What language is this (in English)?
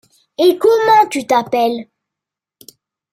French